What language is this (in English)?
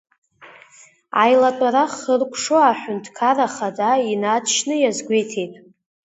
Abkhazian